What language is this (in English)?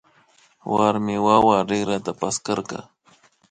Imbabura Highland Quichua